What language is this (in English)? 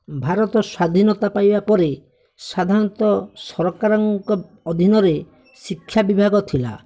Odia